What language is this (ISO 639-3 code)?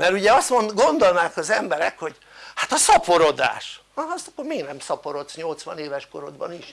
hun